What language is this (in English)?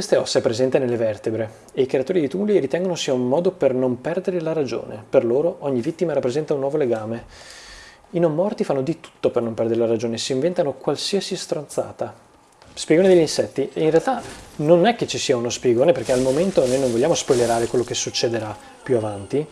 Italian